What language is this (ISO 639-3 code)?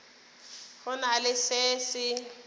nso